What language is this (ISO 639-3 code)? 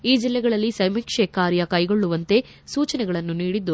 kan